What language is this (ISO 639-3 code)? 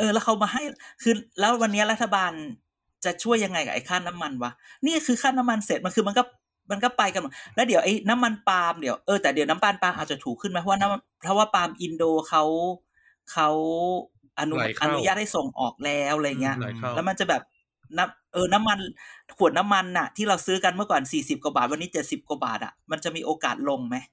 tha